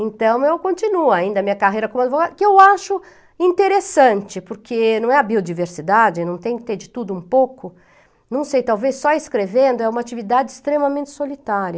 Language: Portuguese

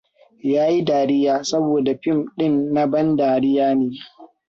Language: Hausa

